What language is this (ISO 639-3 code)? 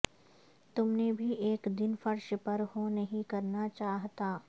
urd